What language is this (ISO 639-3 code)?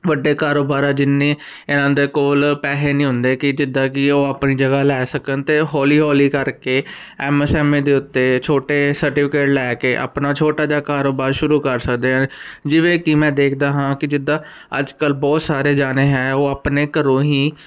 pan